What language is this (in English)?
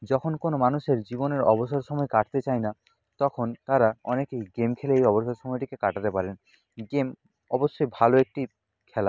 Bangla